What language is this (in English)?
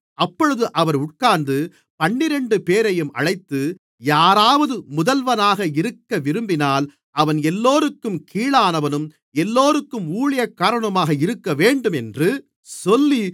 Tamil